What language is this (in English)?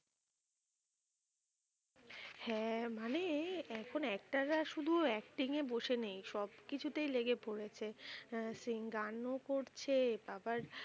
Bangla